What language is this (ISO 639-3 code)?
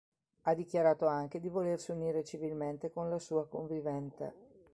ita